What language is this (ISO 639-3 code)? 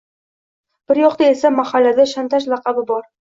uzb